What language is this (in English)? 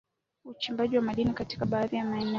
Swahili